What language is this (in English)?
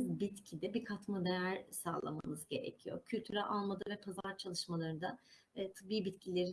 Turkish